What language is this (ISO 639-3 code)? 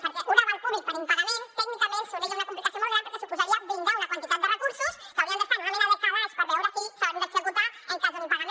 cat